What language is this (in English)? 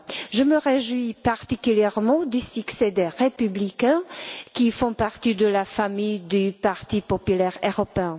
French